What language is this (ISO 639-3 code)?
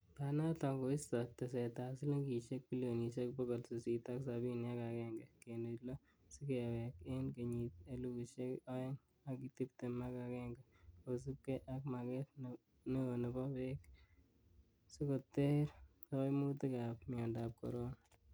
kln